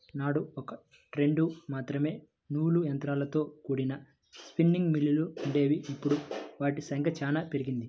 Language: Telugu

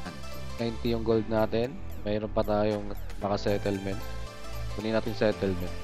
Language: Filipino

